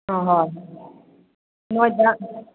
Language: Manipuri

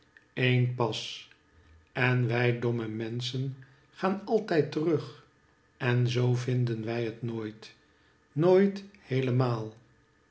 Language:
Dutch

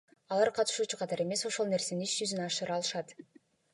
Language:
Kyrgyz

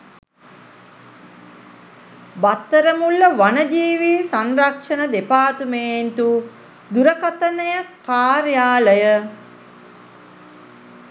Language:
Sinhala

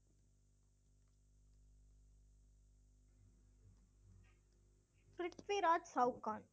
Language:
Tamil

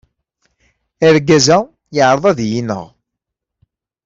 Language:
Kabyle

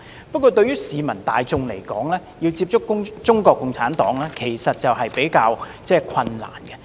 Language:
Cantonese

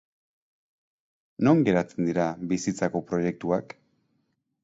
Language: Basque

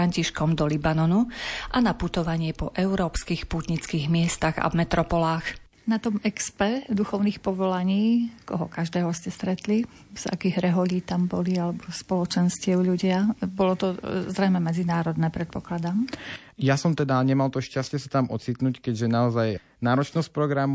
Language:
Slovak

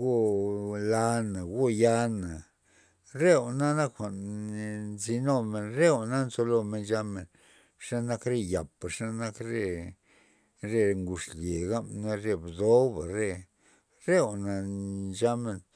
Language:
Loxicha Zapotec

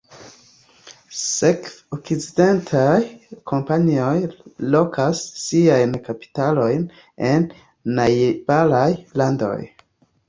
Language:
Esperanto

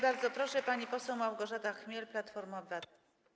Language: Polish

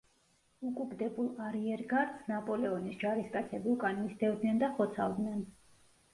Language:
Georgian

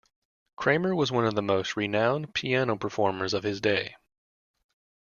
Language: English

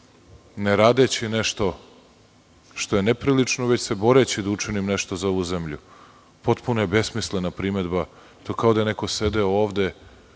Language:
Serbian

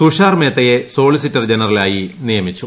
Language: Malayalam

